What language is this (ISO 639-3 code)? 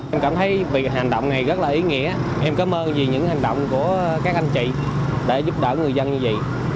vie